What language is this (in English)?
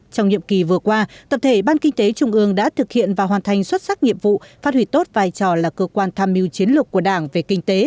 Vietnamese